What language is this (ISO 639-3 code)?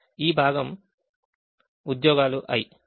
tel